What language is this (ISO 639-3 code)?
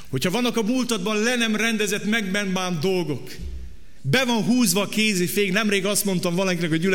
hun